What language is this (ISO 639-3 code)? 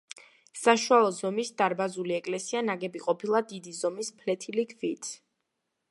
kat